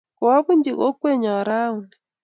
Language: Kalenjin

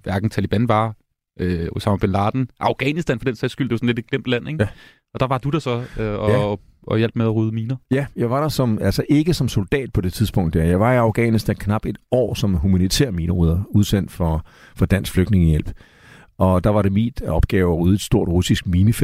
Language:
Danish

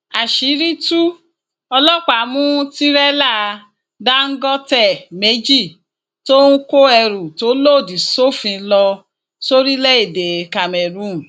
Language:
Yoruba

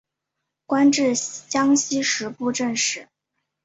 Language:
Chinese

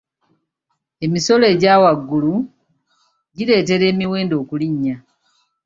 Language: Ganda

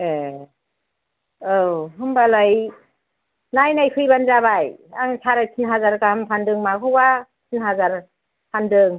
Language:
Bodo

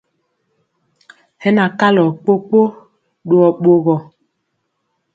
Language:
Mpiemo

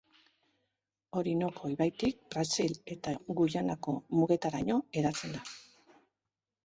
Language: Basque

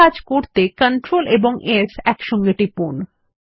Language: Bangla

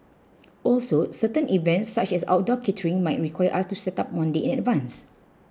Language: English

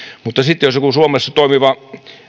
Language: Finnish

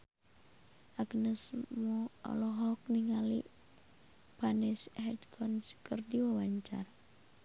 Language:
Sundanese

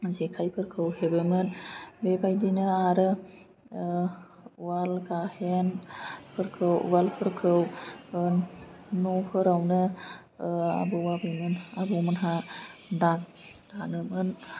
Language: Bodo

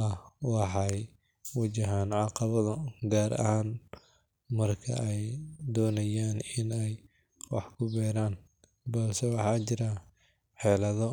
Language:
Somali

